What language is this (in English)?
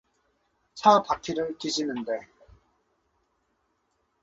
Korean